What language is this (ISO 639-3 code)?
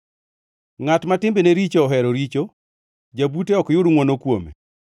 luo